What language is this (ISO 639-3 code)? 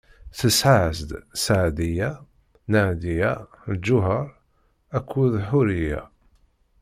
kab